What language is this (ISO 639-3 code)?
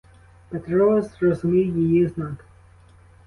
ukr